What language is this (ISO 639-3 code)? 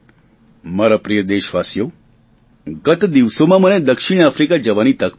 guj